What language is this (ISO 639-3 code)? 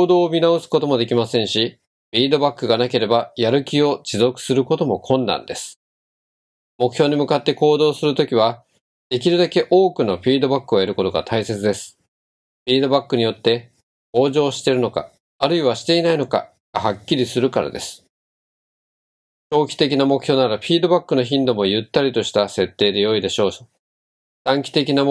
jpn